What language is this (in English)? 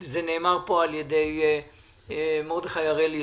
Hebrew